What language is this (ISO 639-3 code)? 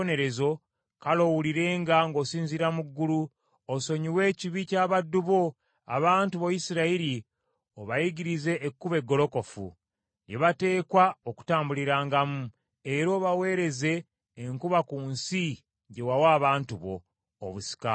lug